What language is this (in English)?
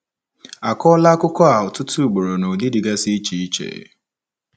Igbo